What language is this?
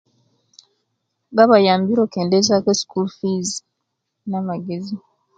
Kenyi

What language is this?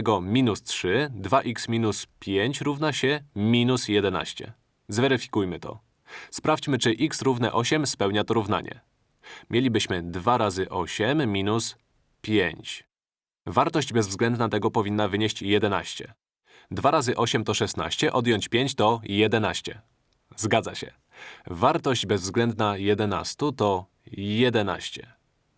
Polish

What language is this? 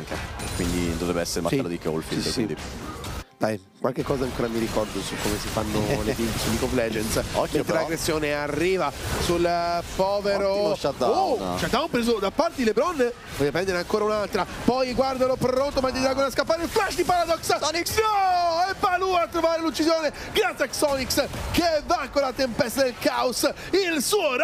Italian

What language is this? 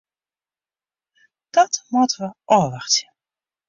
Western Frisian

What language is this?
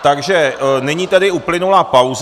Czech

